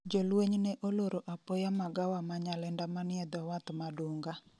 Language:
Luo (Kenya and Tanzania)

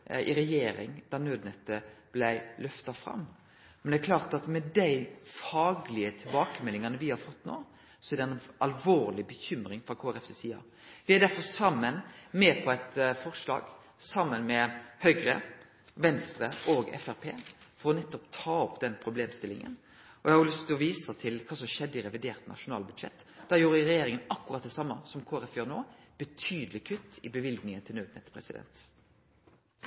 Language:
Norwegian Nynorsk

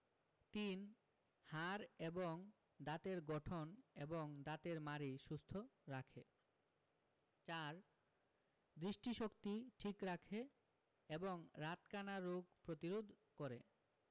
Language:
Bangla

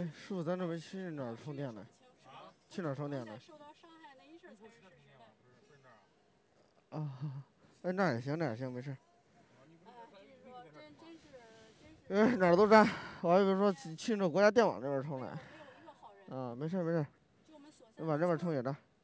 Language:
Chinese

